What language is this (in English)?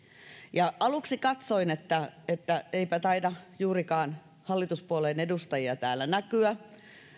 Finnish